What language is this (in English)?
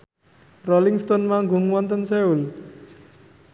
Javanese